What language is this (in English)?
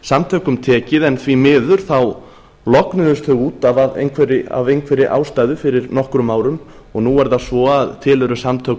Icelandic